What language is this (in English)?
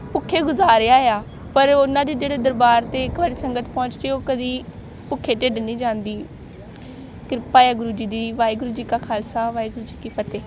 Punjabi